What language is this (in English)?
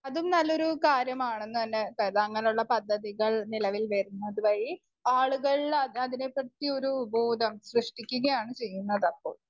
Malayalam